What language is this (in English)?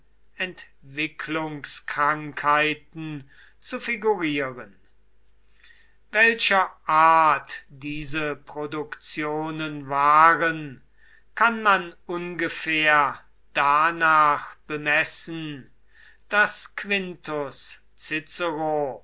German